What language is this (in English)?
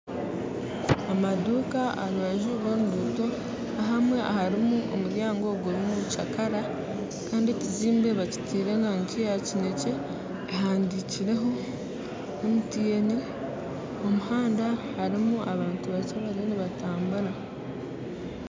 Nyankole